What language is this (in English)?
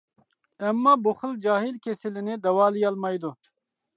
Uyghur